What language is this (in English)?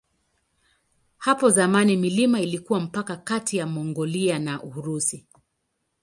Swahili